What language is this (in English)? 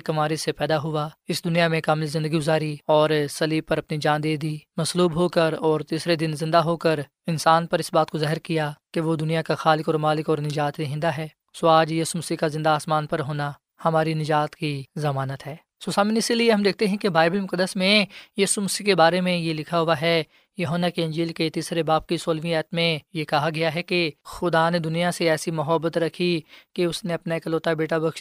Urdu